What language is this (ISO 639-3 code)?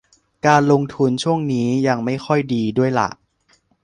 tha